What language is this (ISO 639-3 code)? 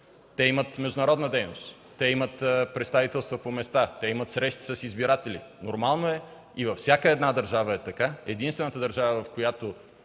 bul